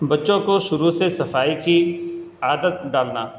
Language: Urdu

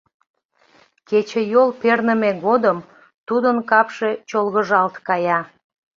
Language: Mari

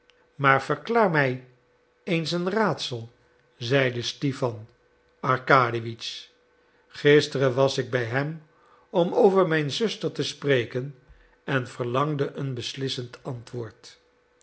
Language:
Dutch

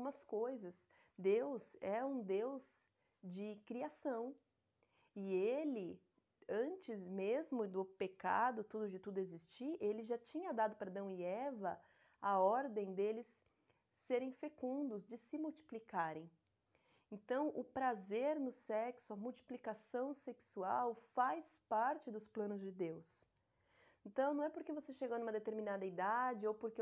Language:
Portuguese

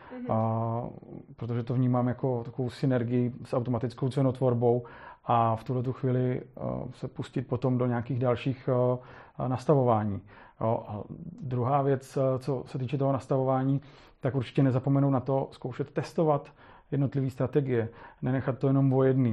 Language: Czech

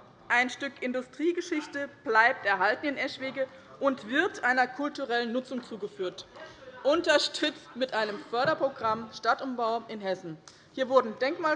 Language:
German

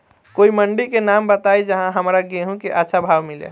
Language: Bhojpuri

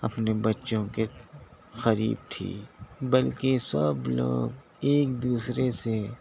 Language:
Urdu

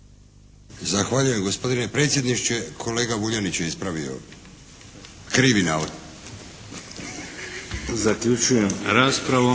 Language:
Croatian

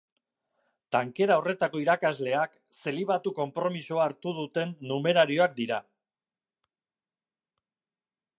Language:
Basque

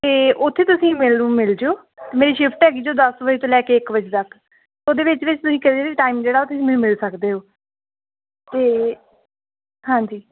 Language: Punjabi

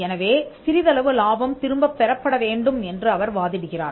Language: Tamil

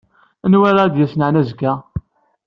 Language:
Kabyle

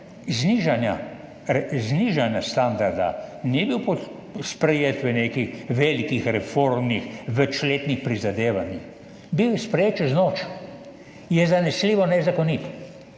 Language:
Slovenian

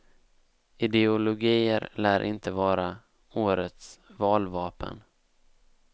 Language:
Swedish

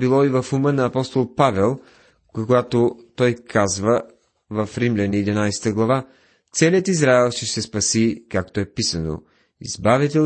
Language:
Bulgarian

